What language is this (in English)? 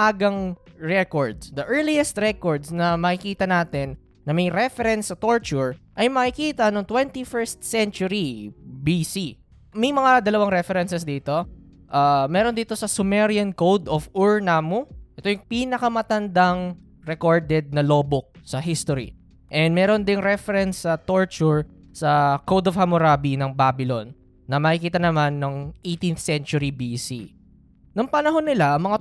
Filipino